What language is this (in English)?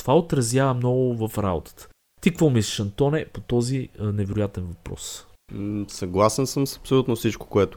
Bulgarian